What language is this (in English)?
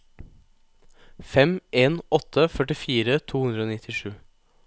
Norwegian